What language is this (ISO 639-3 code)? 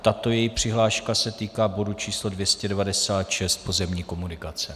ces